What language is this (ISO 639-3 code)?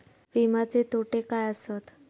mar